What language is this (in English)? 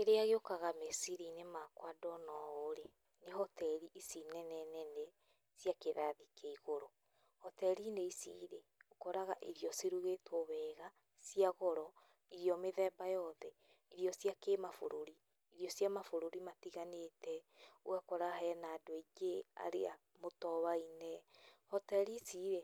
Kikuyu